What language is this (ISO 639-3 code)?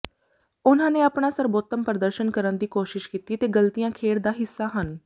pan